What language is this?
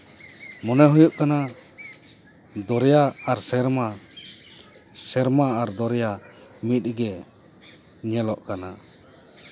Santali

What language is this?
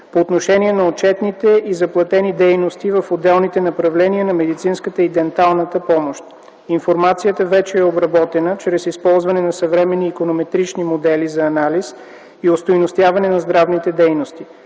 Bulgarian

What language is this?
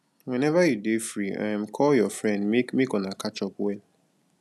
Nigerian Pidgin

